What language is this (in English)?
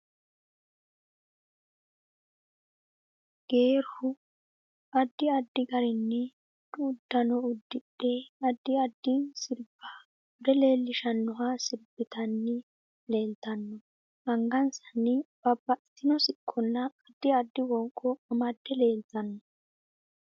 Sidamo